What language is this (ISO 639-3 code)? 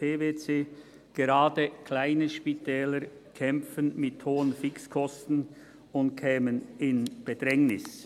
gsw